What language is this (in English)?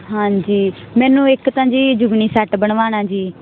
Punjabi